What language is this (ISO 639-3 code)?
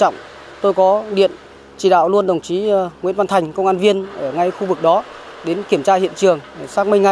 vie